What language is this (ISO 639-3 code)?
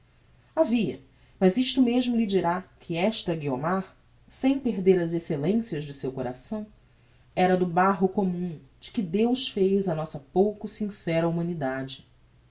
por